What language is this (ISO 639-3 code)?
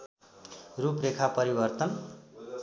nep